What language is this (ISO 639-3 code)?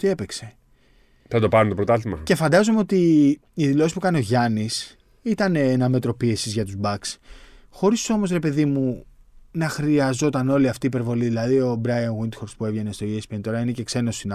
ell